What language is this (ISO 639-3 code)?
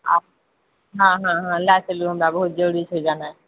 mai